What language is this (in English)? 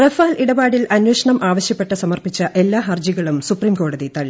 Malayalam